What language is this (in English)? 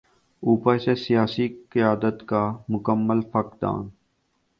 Urdu